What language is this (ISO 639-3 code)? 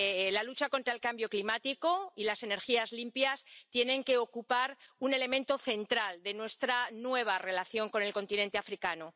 spa